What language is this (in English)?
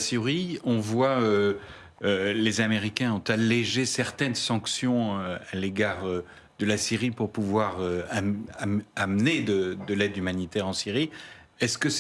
French